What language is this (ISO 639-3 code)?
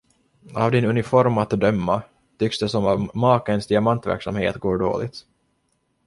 swe